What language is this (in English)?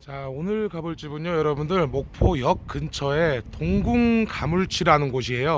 Korean